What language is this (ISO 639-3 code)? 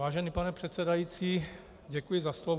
ces